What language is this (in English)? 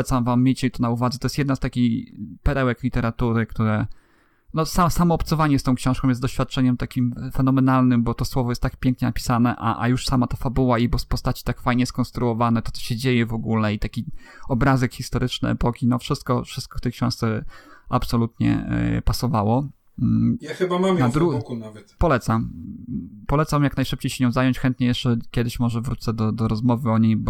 Polish